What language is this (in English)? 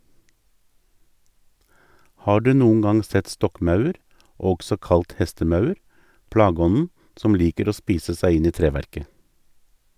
Norwegian